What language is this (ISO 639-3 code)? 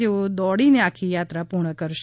guj